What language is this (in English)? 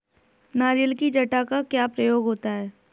Hindi